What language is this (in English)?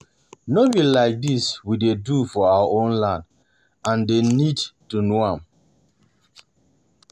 Nigerian Pidgin